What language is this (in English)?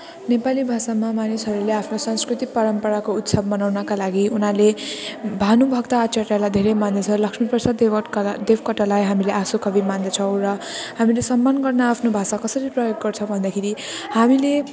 Nepali